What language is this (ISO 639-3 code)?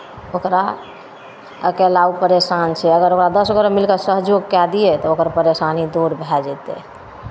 mai